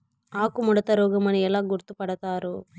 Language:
Telugu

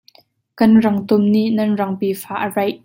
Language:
Hakha Chin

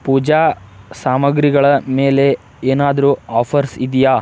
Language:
Kannada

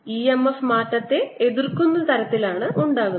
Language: Malayalam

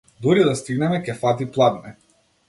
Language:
Macedonian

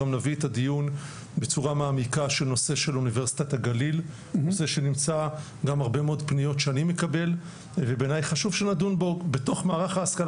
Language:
Hebrew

